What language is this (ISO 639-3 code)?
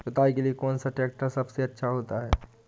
hin